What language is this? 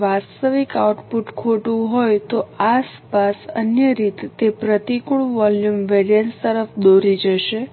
Gujarati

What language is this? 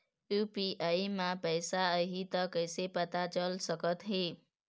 Chhattisgarhi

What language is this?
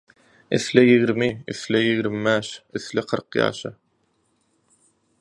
Turkmen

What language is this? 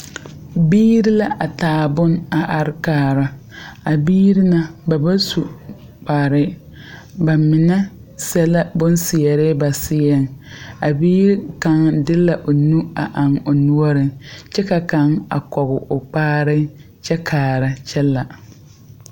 Southern Dagaare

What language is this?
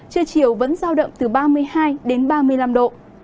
Vietnamese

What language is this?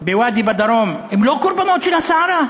Hebrew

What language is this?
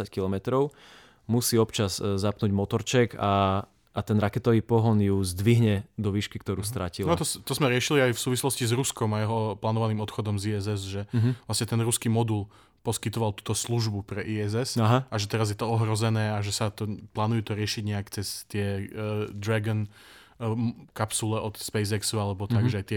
Slovak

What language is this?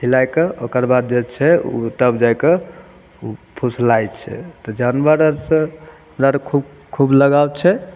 Maithili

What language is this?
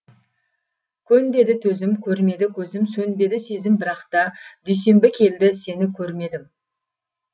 Kazakh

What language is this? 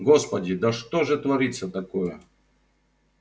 Russian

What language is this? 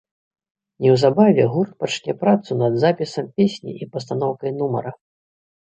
Belarusian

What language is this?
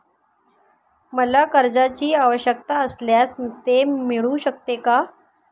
Marathi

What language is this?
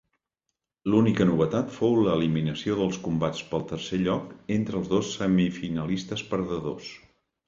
Catalan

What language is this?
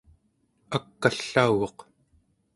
Central Yupik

